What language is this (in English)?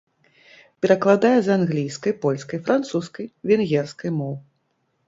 Belarusian